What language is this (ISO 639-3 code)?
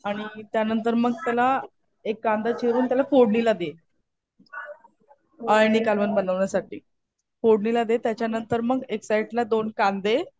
mar